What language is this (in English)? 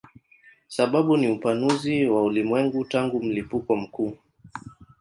Swahili